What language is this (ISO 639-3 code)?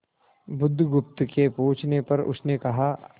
hin